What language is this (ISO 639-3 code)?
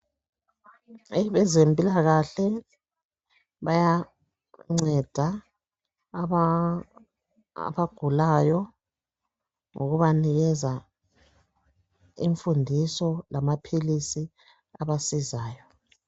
nde